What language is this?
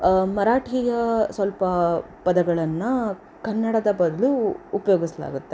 Kannada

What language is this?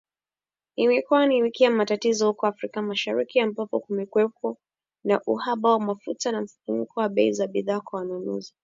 Swahili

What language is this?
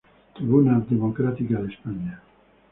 Spanish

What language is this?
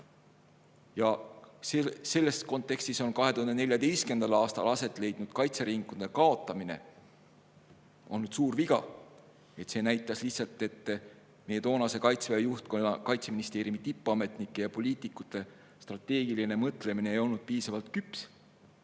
Estonian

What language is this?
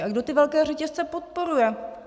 Czech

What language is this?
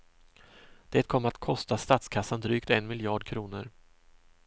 Swedish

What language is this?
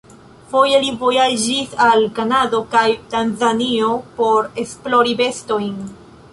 Esperanto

